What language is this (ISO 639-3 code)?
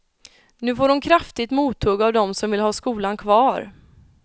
swe